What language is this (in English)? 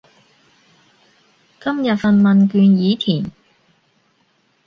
Cantonese